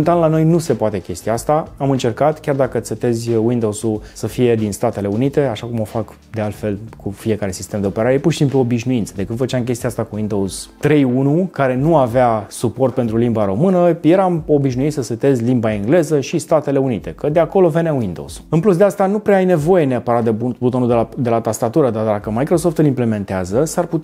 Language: Romanian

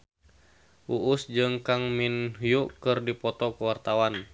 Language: Sundanese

